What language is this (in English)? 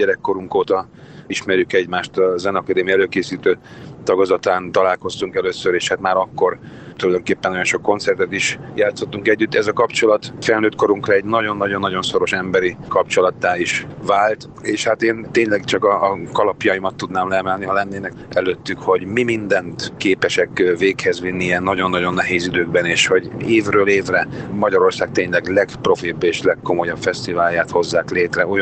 Hungarian